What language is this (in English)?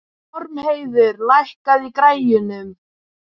Icelandic